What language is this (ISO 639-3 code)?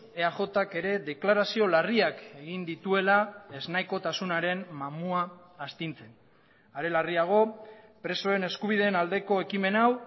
eus